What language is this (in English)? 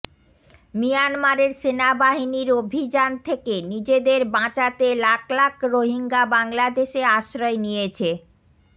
Bangla